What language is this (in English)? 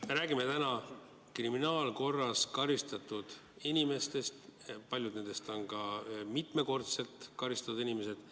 Estonian